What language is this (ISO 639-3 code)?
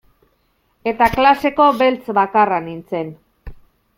eus